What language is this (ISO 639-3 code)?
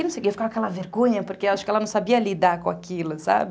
por